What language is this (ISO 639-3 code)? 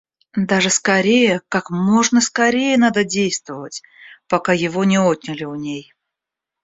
rus